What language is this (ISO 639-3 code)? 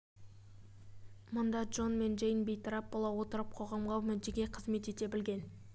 kaz